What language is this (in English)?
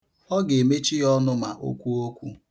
Igbo